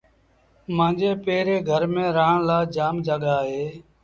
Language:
Sindhi Bhil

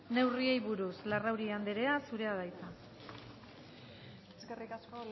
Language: Basque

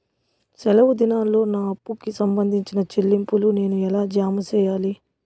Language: Telugu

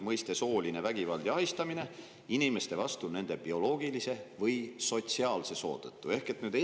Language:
Estonian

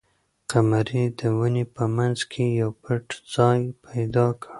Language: Pashto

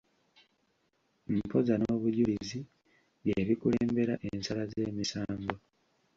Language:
Ganda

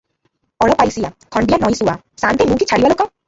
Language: Odia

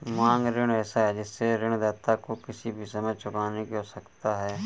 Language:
Hindi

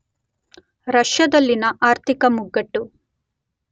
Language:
Kannada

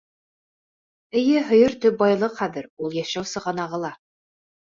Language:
Bashkir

